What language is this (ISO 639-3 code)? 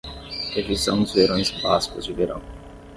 por